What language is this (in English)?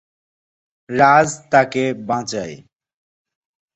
Bangla